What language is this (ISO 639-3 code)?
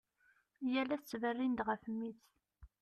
kab